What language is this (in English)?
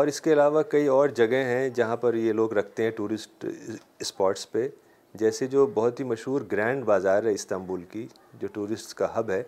Urdu